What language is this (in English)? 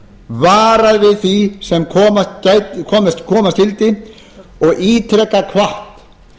Icelandic